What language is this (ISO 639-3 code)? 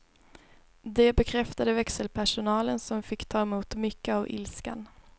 swe